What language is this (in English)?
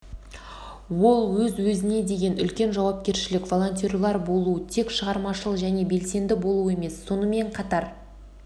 Kazakh